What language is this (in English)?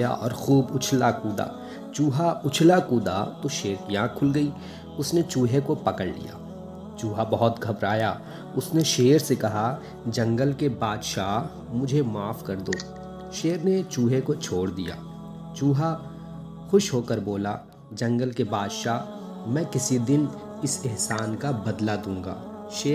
Hindi